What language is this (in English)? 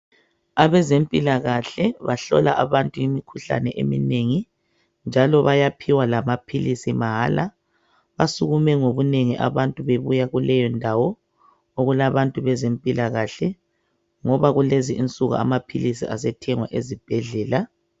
North Ndebele